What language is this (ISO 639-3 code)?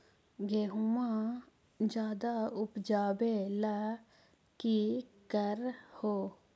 mag